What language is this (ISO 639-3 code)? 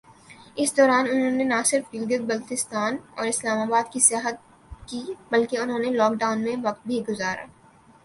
urd